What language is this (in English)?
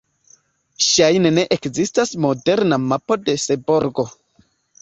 Esperanto